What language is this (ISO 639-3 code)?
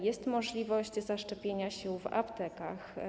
pol